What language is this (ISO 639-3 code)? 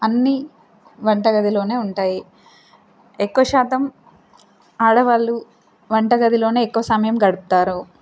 tel